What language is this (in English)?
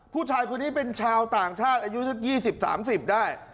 Thai